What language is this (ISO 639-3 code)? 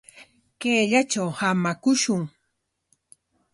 qwa